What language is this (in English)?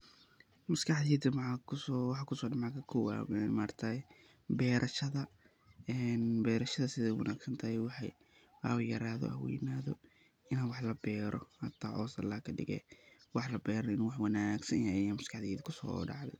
Somali